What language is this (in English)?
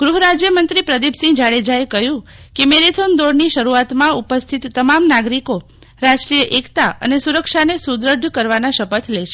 Gujarati